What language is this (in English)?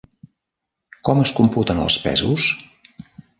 Catalan